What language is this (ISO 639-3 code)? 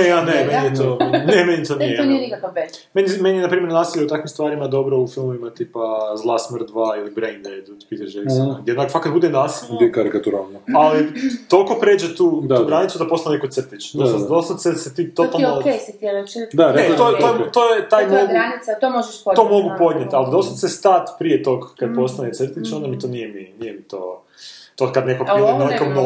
hrv